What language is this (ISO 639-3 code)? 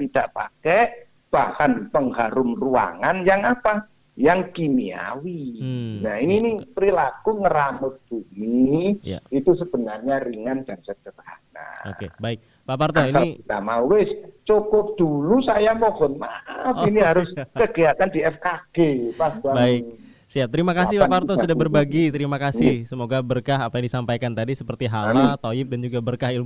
ind